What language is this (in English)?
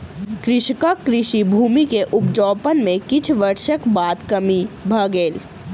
Maithili